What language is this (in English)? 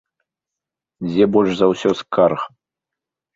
Belarusian